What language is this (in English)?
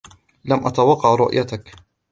Arabic